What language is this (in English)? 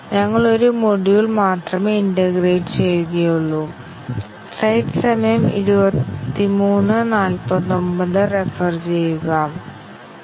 Malayalam